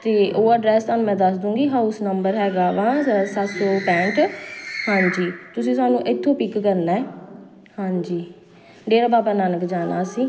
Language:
Punjabi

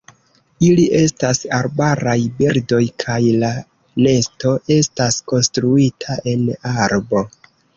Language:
Esperanto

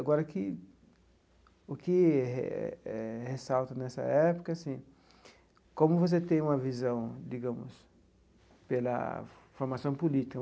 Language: Portuguese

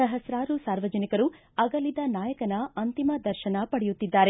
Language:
Kannada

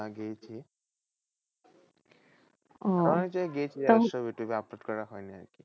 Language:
Bangla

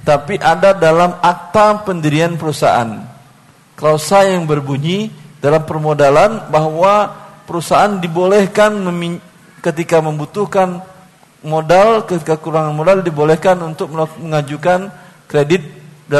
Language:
Indonesian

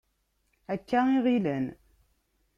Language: Kabyle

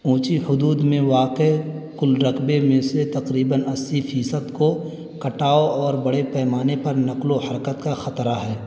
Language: Urdu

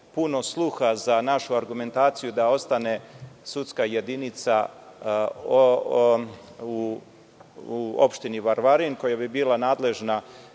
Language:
Serbian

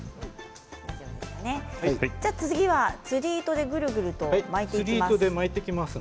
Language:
Japanese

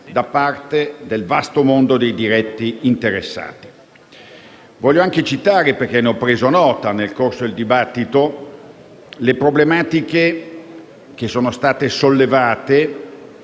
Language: Italian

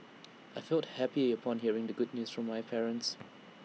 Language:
English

